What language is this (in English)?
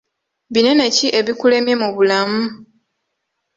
Ganda